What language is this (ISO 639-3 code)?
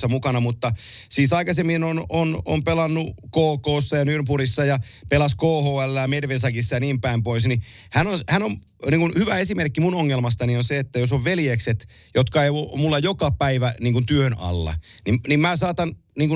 fin